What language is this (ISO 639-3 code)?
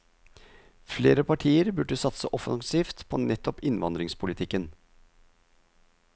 nor